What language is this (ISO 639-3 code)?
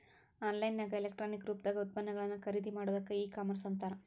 kan